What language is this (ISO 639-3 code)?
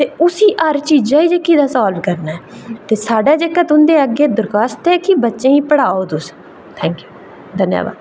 doi